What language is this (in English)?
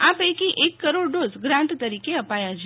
Gujarati